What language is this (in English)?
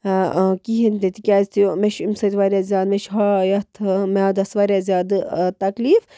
Kashmiri